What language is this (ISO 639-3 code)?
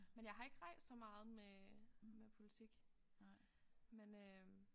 dan